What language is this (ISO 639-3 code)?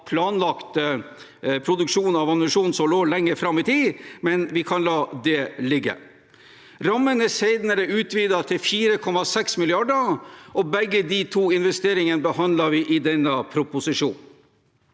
nor